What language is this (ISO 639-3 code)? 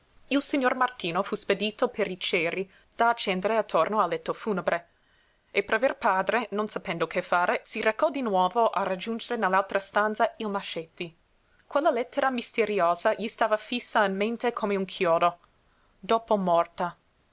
ita